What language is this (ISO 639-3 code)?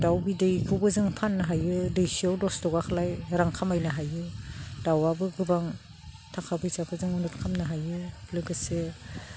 brx